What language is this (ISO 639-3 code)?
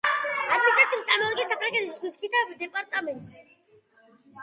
kat